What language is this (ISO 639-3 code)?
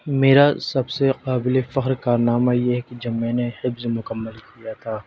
urd